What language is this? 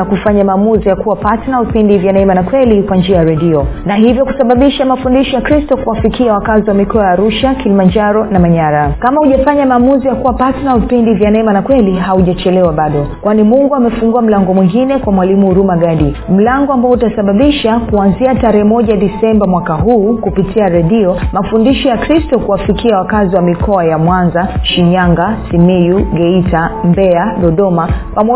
Swahili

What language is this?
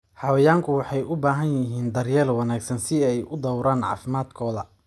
Somali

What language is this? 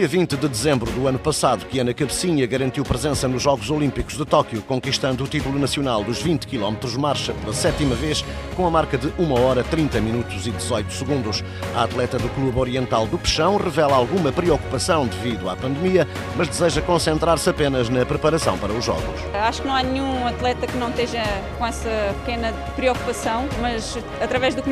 Portuguese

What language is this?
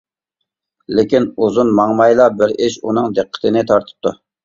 Uyghur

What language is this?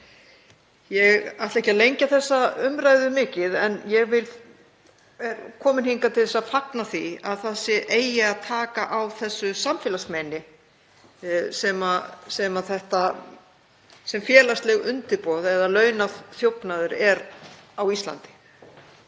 Icelandic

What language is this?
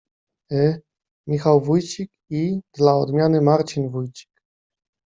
Polish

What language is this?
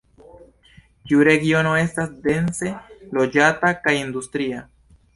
Esperanto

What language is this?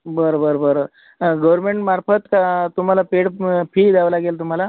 Marathi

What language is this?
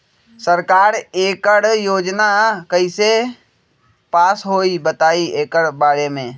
Magahi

